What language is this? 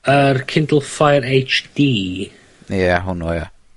Welsh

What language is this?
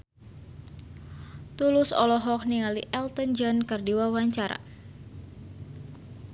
Sundanese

